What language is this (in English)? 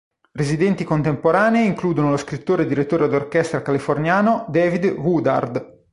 Italian